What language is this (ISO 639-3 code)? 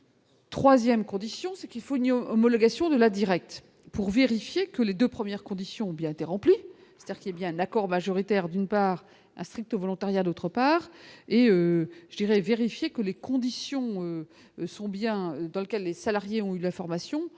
fra